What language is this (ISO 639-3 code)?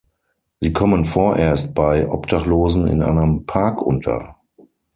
deu